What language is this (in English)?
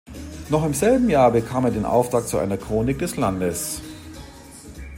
German